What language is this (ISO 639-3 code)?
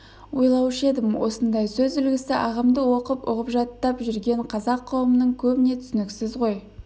kaz